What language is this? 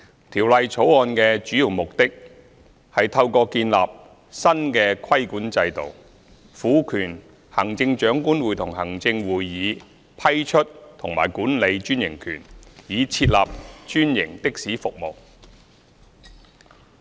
Cantonese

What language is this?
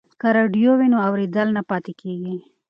Pashto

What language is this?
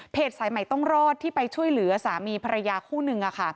Thai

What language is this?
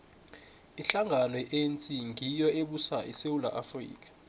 South Ndebele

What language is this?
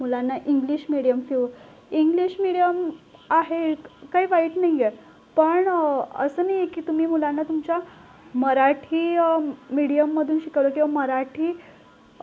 Marathi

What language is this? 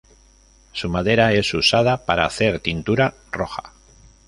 Spanish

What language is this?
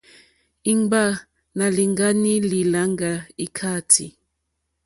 Mokpwe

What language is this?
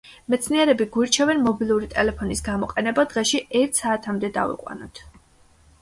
Georgian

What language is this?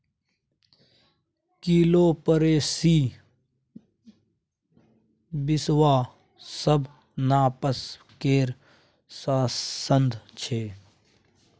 Maithili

